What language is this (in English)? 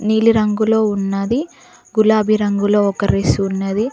Telugu